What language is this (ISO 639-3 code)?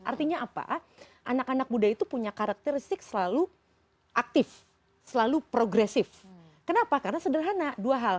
ind